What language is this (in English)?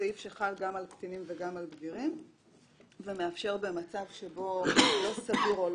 Hebrew